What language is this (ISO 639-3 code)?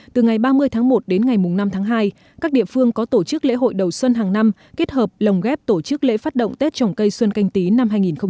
vie